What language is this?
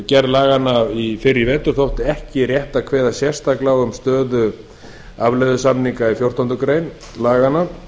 Icelandic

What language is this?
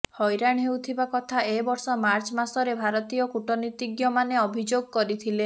Odia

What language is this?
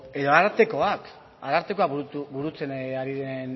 Basque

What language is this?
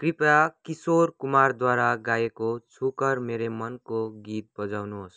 Nepali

